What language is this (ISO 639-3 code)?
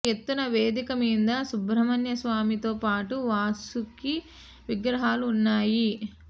tel